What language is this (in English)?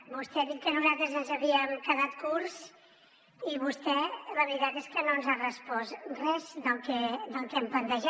Catalan